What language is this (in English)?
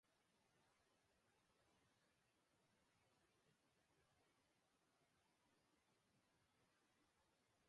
Basque